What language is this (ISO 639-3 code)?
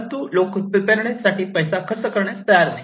mar